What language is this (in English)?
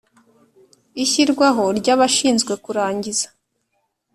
Kinyarwanda